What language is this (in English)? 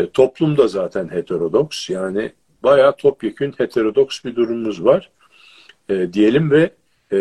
Turkish